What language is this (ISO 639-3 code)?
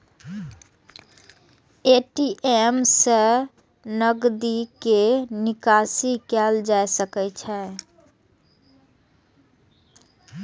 mai